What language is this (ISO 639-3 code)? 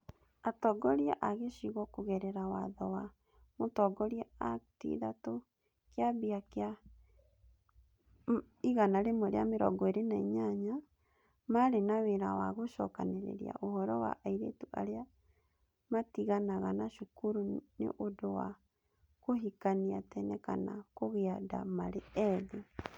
kik